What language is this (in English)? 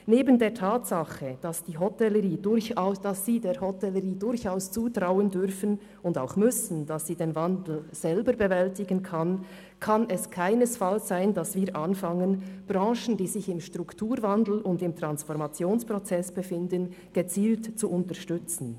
Swiss German